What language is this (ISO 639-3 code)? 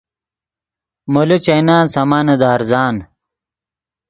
ydg